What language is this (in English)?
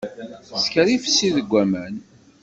Kabyle